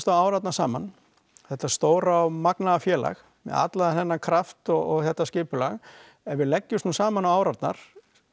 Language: Icelandic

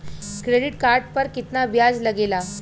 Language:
Bhojpuri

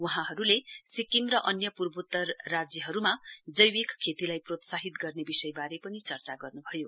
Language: Nepali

